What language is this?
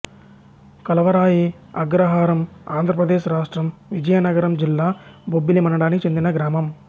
Telugu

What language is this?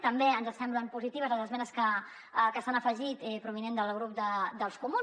Catalan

